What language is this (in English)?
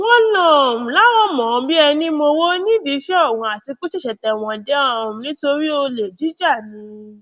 Yoruba